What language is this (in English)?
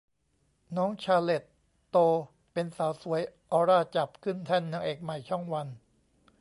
Thai